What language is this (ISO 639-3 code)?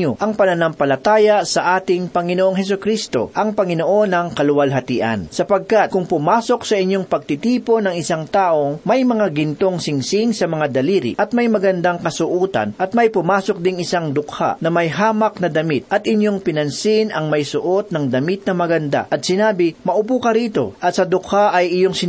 fil